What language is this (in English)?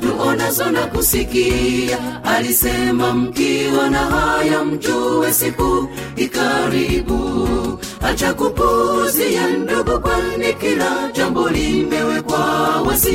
Swahili